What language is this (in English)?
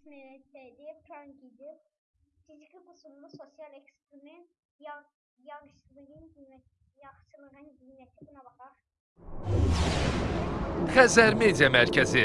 Azerbaijani